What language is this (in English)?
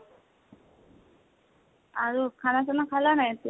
Assamese